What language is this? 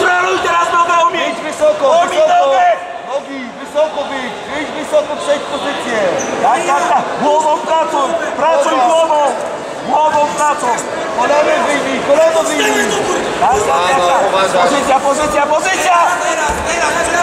Polish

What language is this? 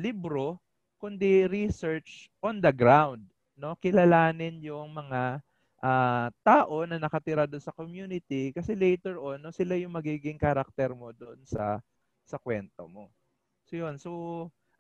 Filipino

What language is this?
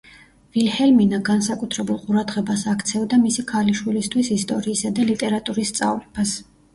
Georgian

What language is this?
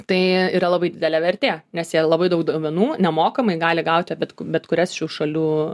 Lithuanian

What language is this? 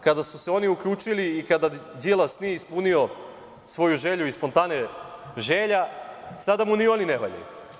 Serbian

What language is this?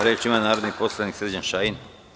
Serbian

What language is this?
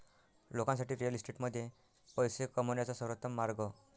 Marathi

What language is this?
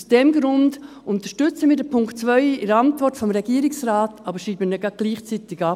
Swiss German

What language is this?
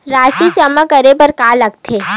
Chhattisgarhi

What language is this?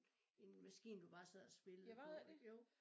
Danish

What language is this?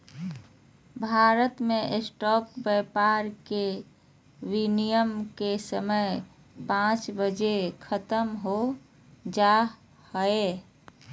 Magahi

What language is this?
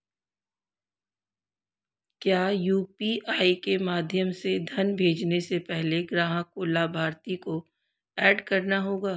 Hindi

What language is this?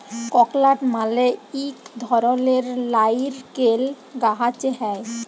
Bangla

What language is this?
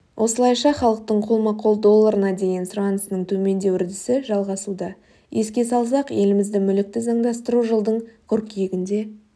Kazakh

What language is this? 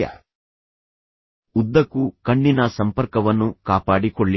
Kannada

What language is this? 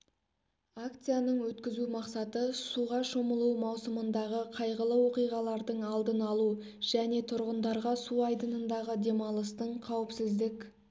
Kazakh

